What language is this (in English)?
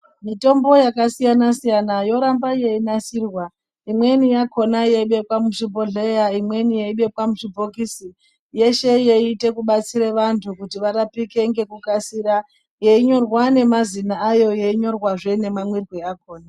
Ndau